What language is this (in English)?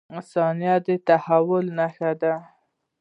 Pashto